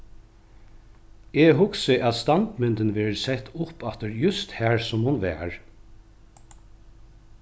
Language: Faroese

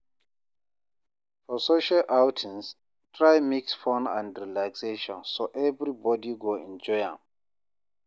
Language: Nigerian Pidgin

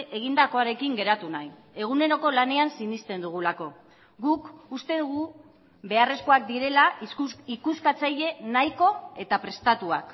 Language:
Basque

